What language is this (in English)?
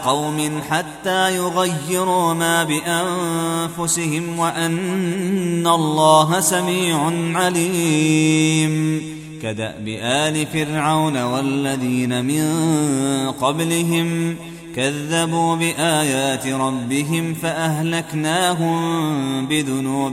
Arabic